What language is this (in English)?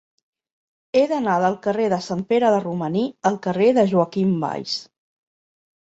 Catalan